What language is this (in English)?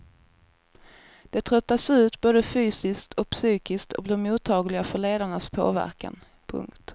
Swedish